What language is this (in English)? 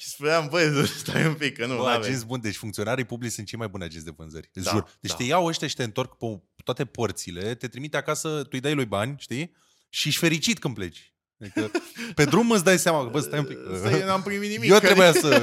Romanian